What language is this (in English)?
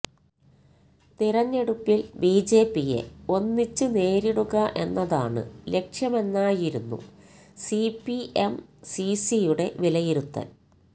Malayalam